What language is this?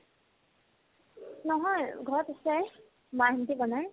Assamese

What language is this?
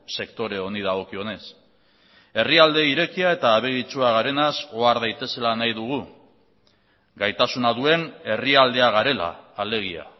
Basque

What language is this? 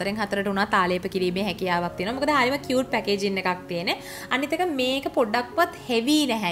Hindi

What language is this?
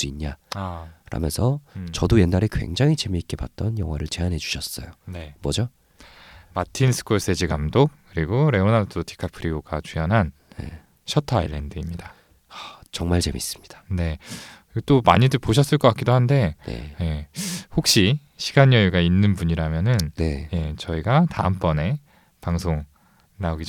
Korean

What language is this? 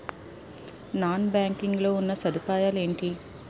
Telugu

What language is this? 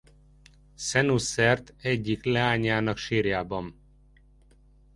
Hungarian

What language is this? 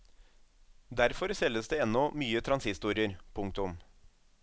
Norwegian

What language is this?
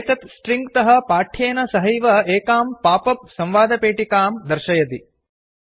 Sanskrit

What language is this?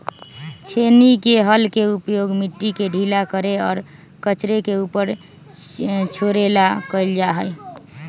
Magahi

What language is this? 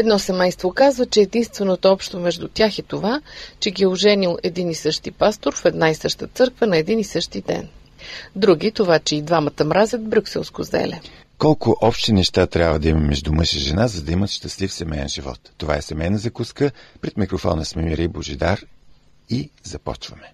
Bulgarian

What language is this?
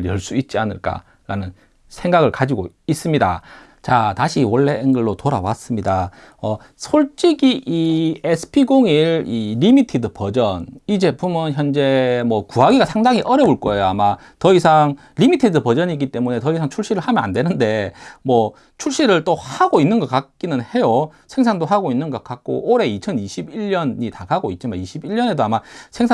Korean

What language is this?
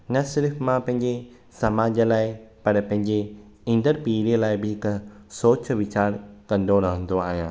Sindhi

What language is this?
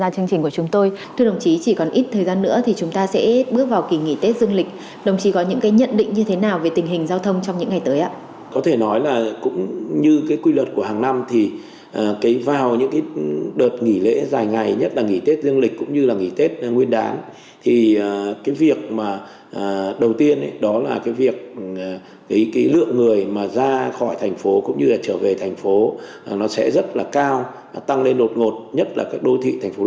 Vietnamese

